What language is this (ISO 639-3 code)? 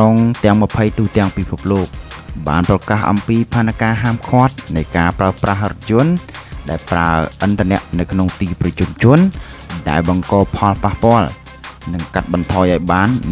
tha